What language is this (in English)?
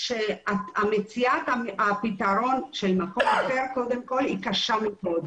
Hebrew